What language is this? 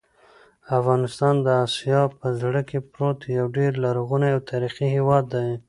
Pashto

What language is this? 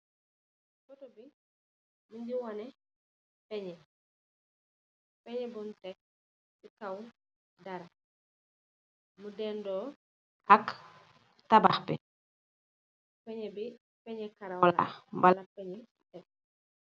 Wolof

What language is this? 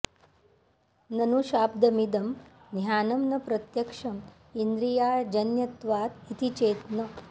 Sanskrit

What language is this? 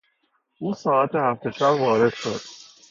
Persian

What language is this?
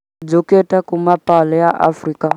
Kikuyu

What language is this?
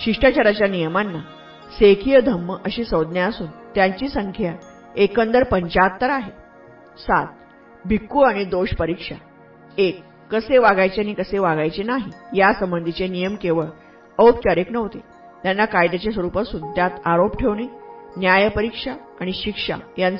Marathi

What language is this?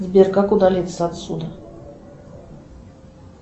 Russian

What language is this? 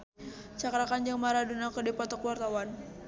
Sundanese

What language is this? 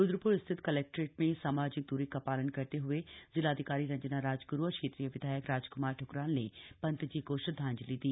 Hindi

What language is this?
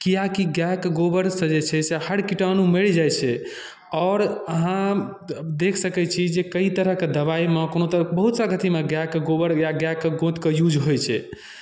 Maithili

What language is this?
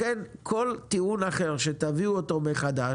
Hebrew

